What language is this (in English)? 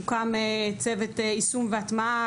Hebrew